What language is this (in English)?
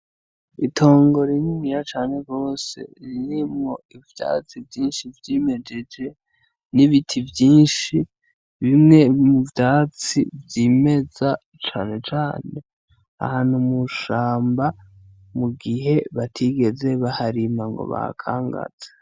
Rundi